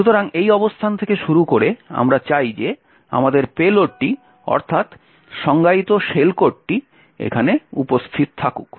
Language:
Bangla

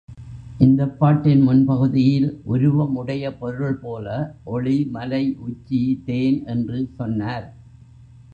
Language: Tamil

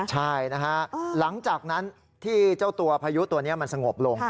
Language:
Thai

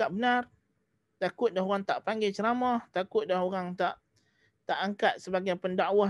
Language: Malay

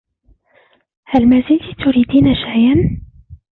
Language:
Arabic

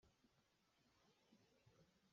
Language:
Hakha Chin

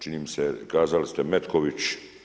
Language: Croatian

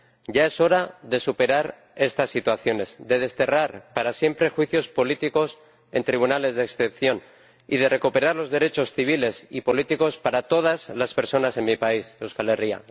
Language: Spanish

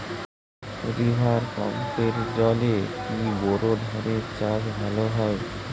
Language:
Bangla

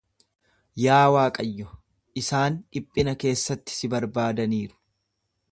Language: Oromo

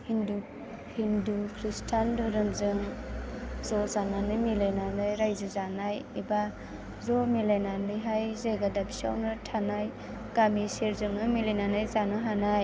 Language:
Bodo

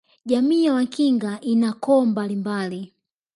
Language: Swahili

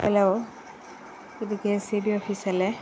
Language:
Malayalam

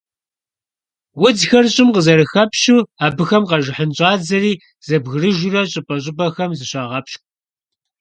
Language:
Kabardian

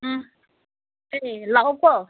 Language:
Manipuri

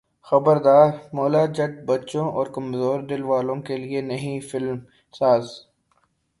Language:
Urdu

